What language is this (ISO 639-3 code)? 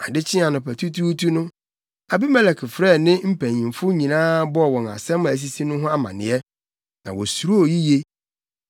aka